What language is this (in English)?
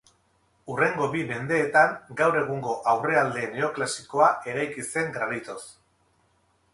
Basque